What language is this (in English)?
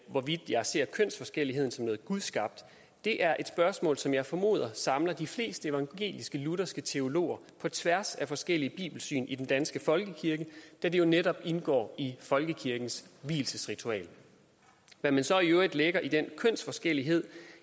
Danish